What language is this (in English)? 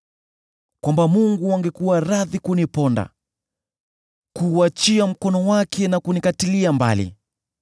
Swahili